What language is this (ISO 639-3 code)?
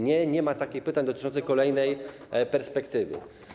pol